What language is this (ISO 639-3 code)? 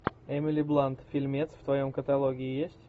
rus